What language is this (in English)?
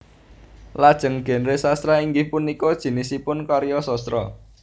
Javanese